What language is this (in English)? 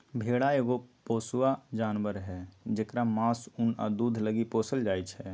Magahi